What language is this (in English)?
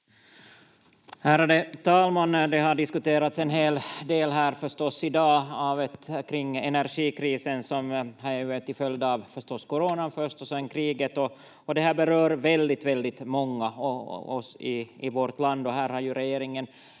Finnish